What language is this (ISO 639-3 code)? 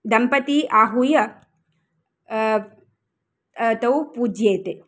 san